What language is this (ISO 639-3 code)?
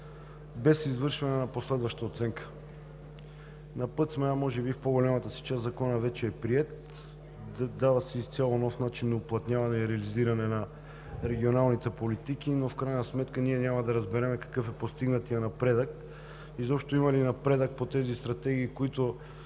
bul